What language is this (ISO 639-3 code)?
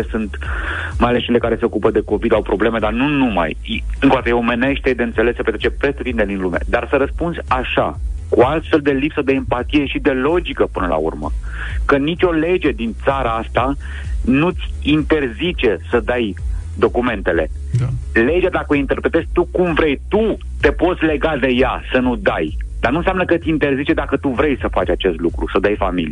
ron